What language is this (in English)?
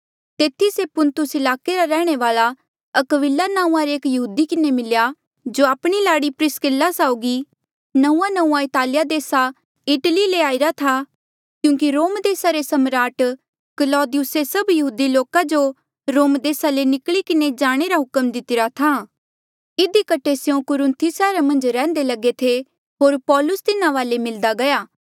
Mandeali